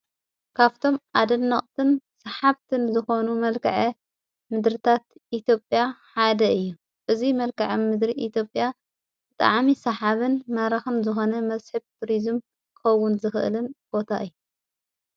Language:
Tigrinya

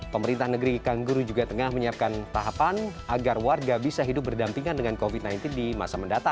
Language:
Indonesian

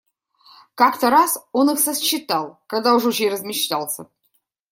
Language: Russian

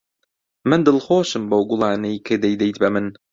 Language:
Central Kurdish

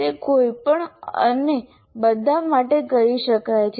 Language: Gujarati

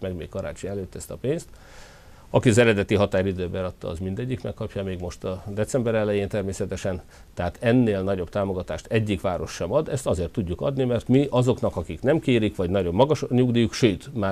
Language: Hungarian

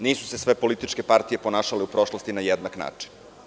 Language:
Serbian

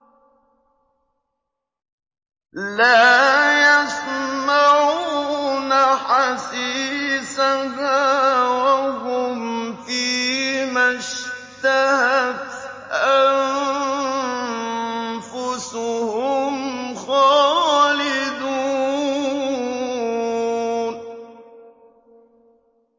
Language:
Arabic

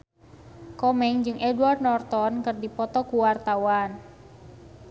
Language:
Sundanese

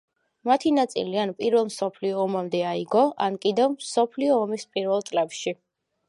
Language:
Georgian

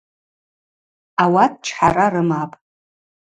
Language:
Abaza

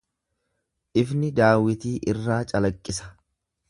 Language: Oromo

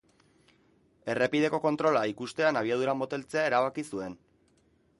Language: Basque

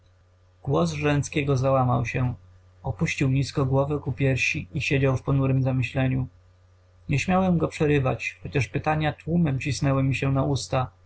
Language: Polish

